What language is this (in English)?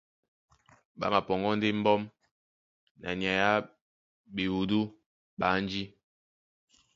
Duala